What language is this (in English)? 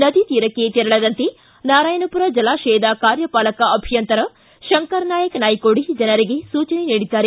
Kannada